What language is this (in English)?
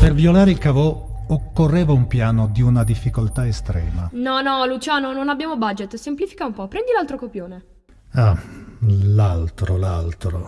Italian